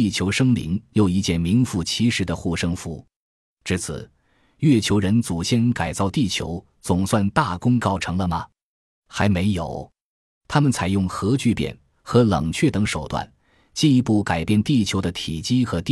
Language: Chinese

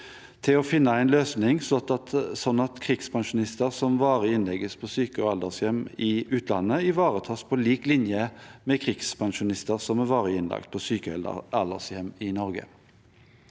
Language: Norwegian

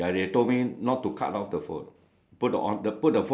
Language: English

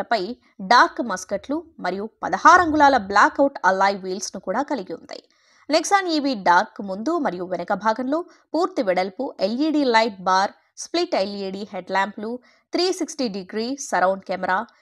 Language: Telugu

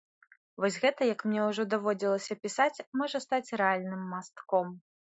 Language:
Belarusian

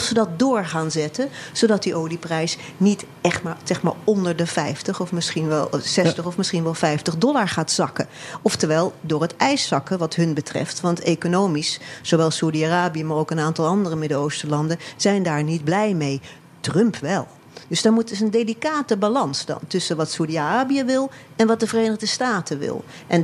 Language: Dutch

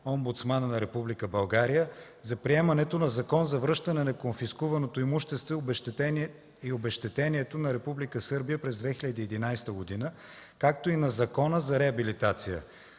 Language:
Bulgarian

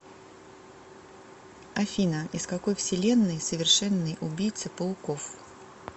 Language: Russian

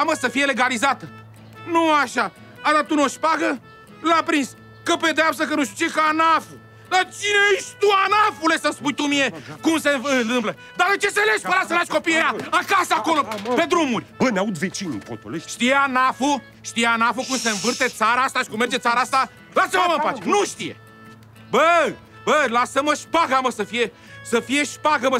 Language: Romanian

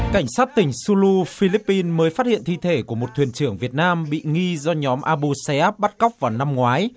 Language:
Vietnamese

